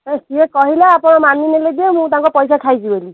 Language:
Odia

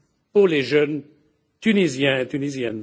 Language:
French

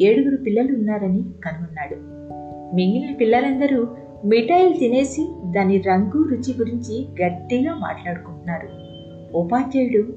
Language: Telugu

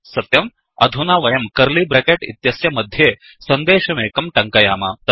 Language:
Sanskrit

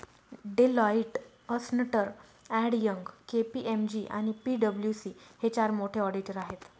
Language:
Marathi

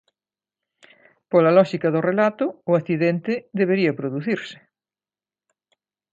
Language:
Galician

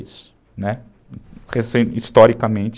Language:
Portuguese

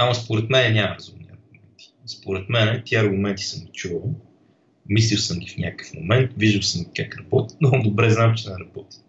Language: Bulgarian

